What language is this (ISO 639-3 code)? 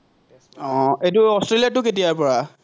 asm